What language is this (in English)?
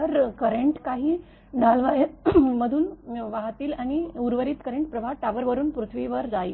Marathi